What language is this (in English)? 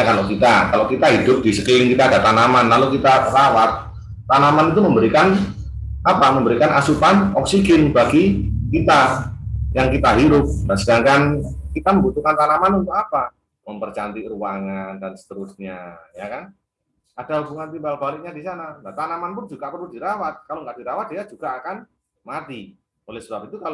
Indonesian